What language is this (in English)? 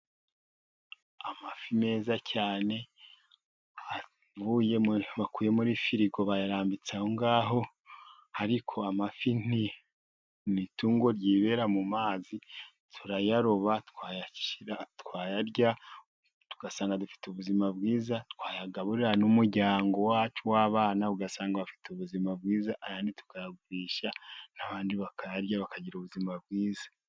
Kinyarwanda